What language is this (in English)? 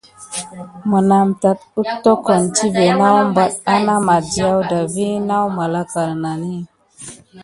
Gidar